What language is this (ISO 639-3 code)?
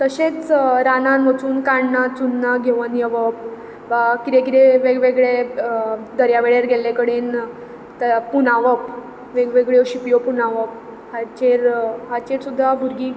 kok